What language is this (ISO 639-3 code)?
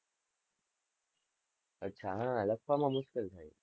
guj